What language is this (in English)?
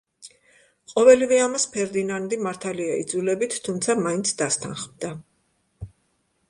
Georgian